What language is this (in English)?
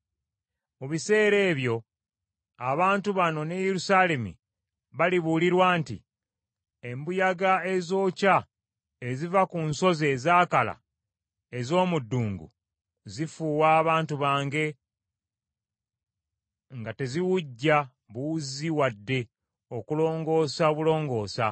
Ganda